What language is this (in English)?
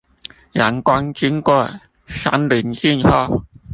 Chinese